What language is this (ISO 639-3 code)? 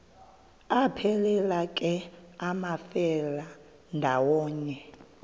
xho